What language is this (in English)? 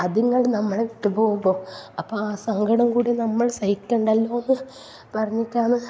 Malayalam